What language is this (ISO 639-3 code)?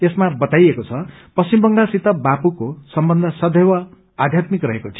nep